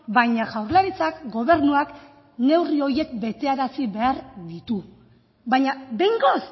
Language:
Basque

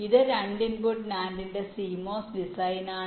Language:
Malayalam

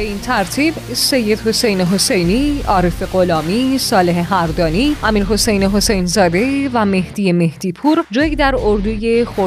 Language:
Persian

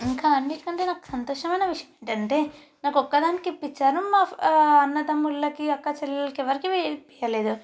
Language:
Telugu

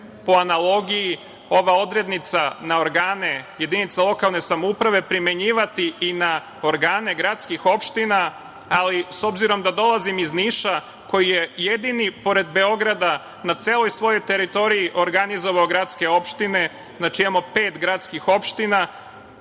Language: Serbian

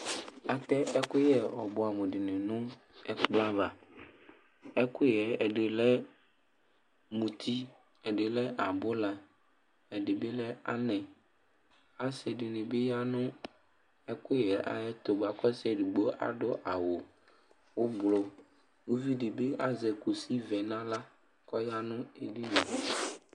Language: Ikposo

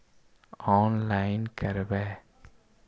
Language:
Magahi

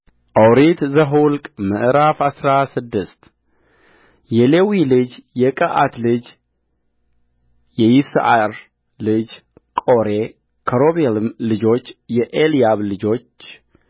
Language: Amharic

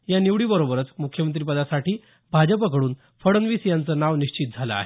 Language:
Marathi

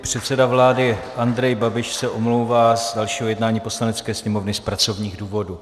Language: Czech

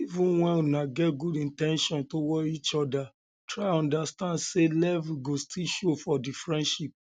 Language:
Nigerian Pidgin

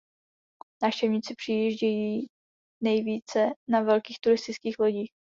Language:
Czech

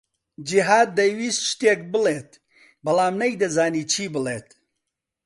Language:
Central Kurdish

